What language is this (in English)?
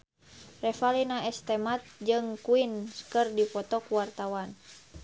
Sundanese